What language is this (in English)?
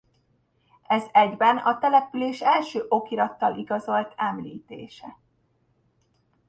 Hungarian